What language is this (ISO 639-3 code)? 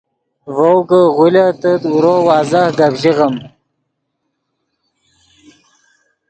ydg